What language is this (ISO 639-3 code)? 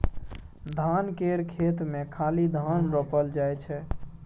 mai